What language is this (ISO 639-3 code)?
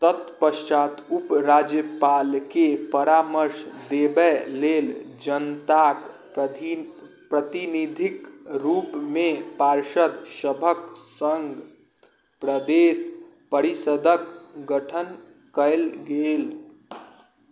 mai